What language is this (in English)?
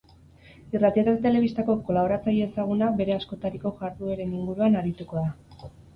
Basque